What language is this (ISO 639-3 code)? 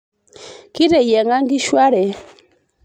mas